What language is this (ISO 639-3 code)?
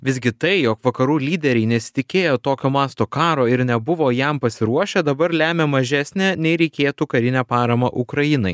lit